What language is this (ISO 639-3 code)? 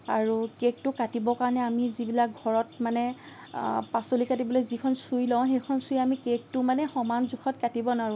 asm